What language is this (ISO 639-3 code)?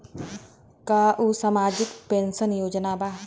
bho